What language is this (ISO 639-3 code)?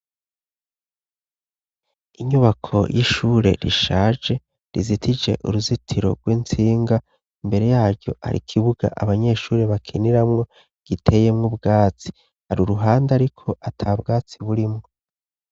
run